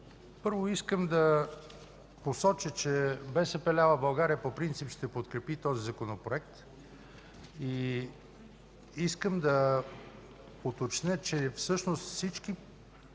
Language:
Bulgarian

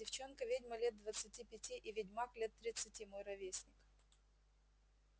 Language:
Russian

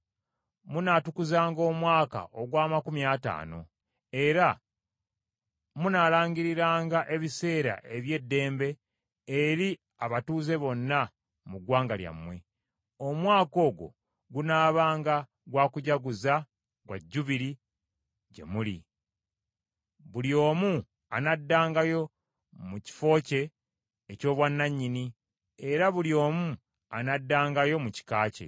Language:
Ganda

